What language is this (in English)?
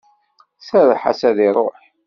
Kabyle